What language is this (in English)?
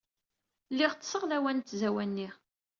Kabyle